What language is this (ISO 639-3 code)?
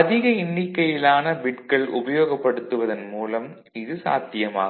tam